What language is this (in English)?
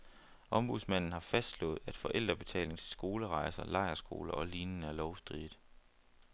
Danish